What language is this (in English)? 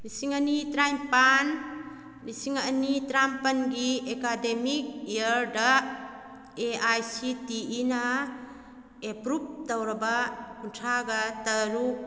Manipuri